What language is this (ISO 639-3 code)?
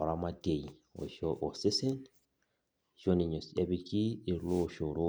mas